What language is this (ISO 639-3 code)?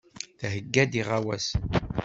kab